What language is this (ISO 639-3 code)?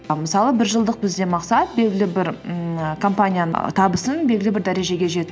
kaz